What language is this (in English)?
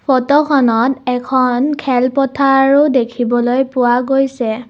Assamese